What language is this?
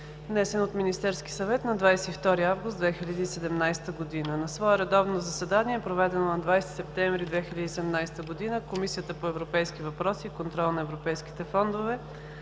Bulgarian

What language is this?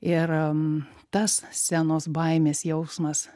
Lithuanian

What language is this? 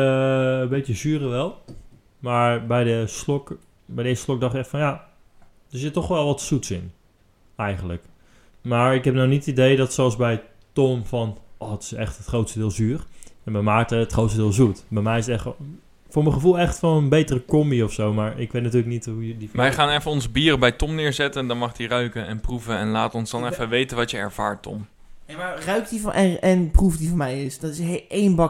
Dutch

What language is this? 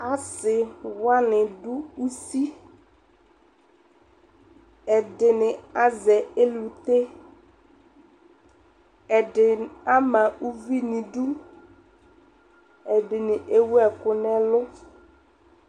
Ikposo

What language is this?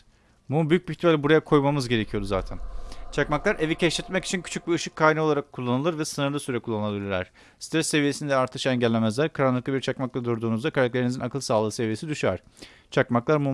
Turkish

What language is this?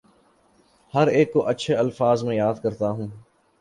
Urdu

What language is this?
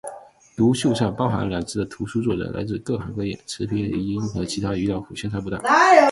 Chinese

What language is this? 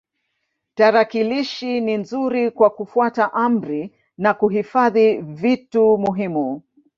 Swahili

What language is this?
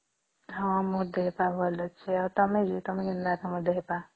Odia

